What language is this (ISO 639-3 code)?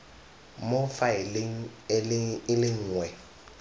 tsn